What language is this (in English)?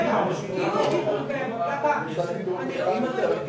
Hebrew